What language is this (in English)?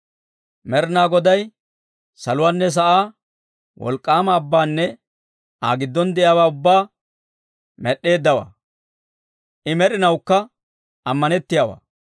Dawro